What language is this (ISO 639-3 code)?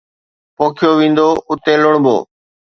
snd